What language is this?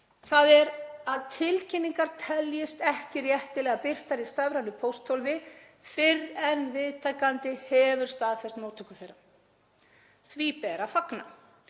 Icelandic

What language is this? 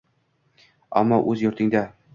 Uzbek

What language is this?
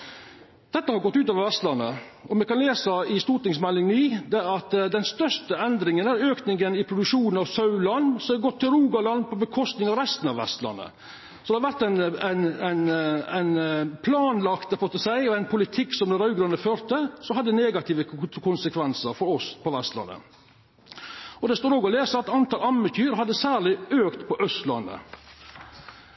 Norwegian Nynorsk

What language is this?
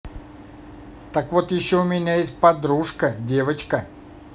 Russian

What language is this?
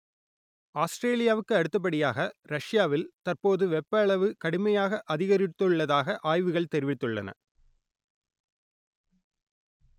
Tamil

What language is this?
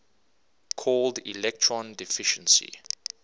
English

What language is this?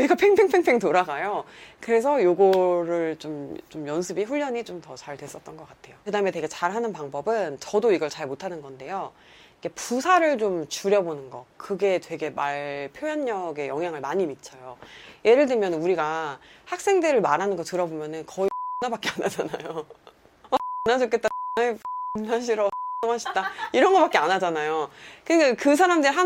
Korean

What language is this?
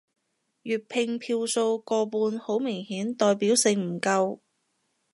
Cantonese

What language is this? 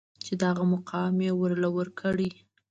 Pashto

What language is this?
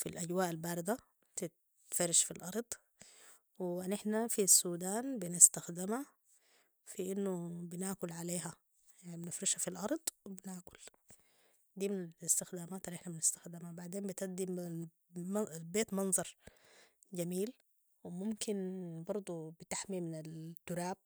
Sudanese Arabic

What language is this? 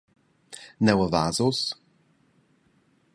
Romansh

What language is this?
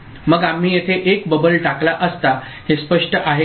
Marathi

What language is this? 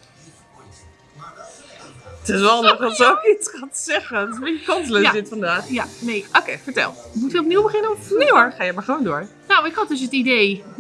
Dutch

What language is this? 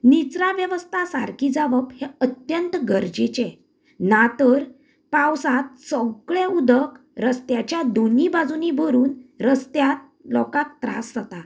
Konkani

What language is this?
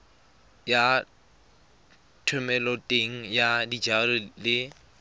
Tswana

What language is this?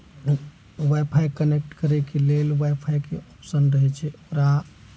Maithili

